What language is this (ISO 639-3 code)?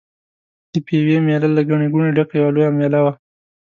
pus